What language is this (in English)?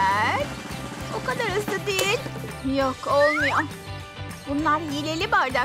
Turkish